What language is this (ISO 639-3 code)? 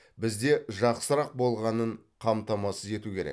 kaz